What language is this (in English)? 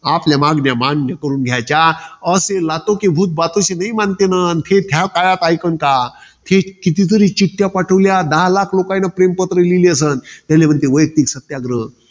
Marathi